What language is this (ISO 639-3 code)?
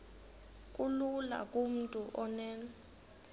xho